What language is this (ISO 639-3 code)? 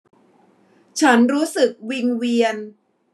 tha